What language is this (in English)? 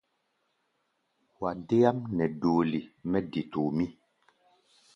Gbaya